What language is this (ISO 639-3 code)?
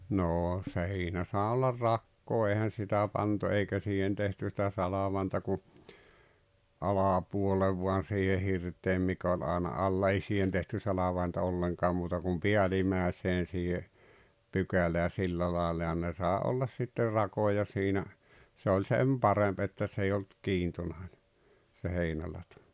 fin